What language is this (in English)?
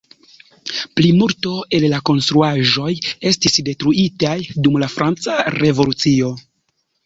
Esperanto